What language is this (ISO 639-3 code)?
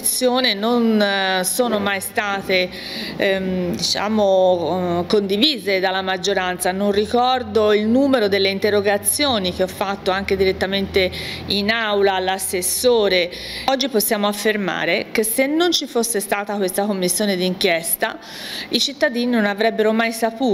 ita